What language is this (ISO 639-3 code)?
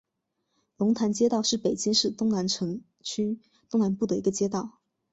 zho